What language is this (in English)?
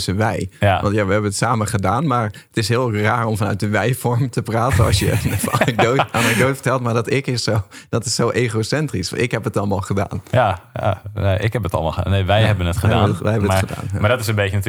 Dutch